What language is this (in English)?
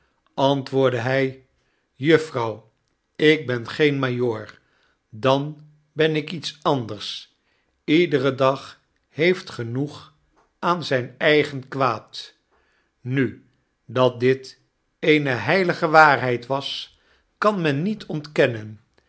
Dutch